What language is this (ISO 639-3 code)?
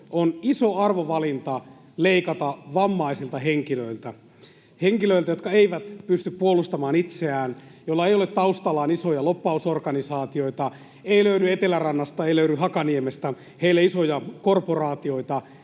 fin